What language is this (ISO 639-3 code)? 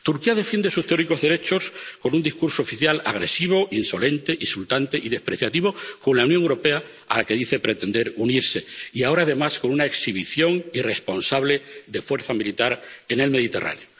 spa